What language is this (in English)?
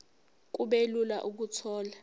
Zulu